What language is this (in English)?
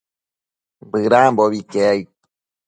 Matsés